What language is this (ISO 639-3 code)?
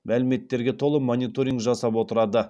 kaz